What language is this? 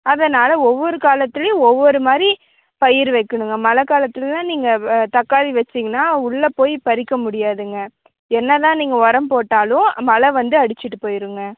Tamil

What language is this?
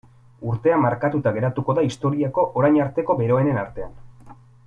Basque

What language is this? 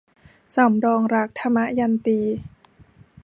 Thai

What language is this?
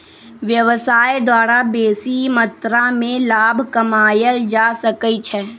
Magahi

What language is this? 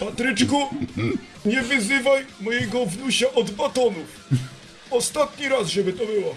Polish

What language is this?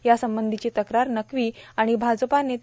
Marathi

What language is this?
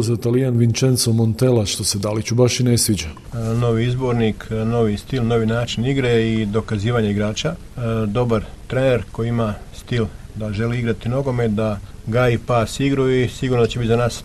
Croatian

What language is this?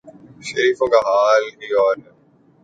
Urdu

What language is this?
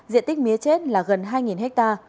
Vietnamese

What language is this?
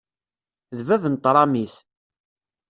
Kabyle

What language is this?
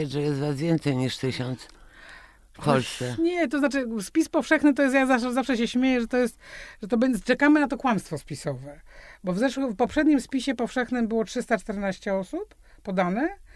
Polish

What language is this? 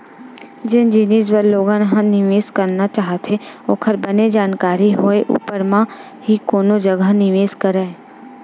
Chhattisgarhi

